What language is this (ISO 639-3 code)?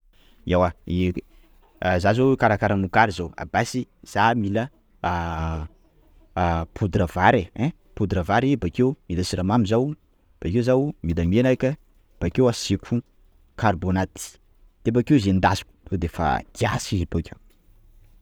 skg